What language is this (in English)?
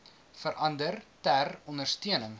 Afrikaans